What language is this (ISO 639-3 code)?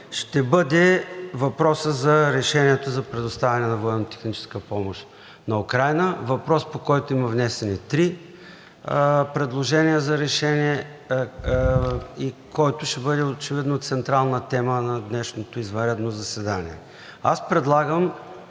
bul